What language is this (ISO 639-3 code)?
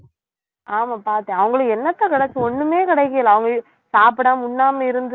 tam